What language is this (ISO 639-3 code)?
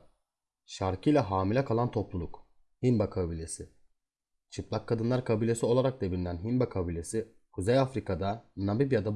tur